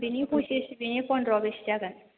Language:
Bodo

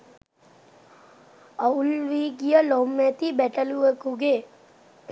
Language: Sinhala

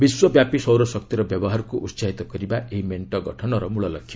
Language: Odia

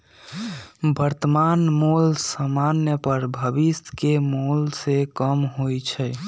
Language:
Magahi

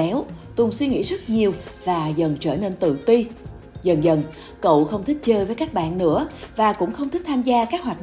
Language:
Vietnamese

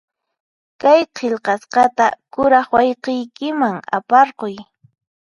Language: Puno Quechua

